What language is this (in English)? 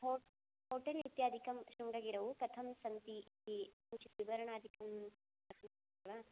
Sanskrit